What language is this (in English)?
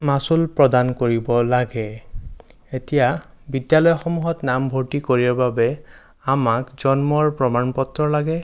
Assamese